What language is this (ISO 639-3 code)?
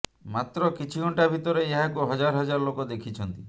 ori